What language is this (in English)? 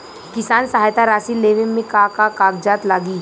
Bhojpuri